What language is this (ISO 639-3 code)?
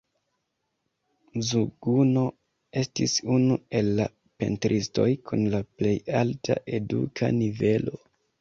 epo